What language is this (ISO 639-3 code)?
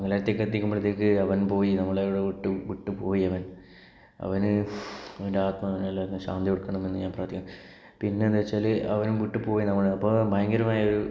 mal